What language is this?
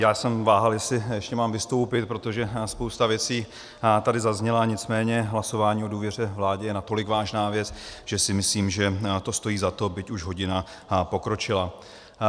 Czech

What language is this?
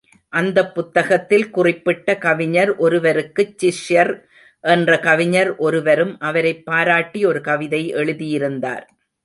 Tamil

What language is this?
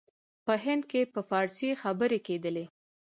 Pashto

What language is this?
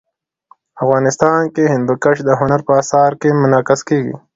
Pashto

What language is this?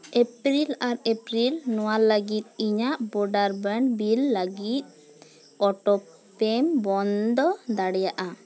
Santali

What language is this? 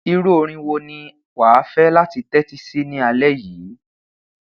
Yoruba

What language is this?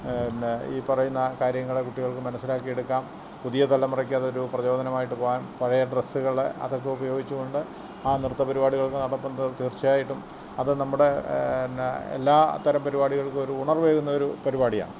Malayalam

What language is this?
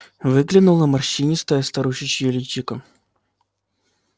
Russian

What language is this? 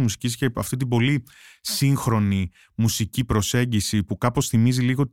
Greek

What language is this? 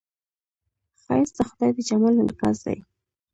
Pashto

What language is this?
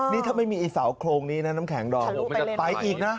Thai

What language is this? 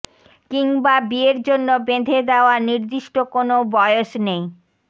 Bangla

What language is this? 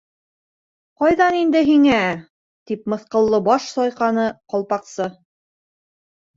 Bashkir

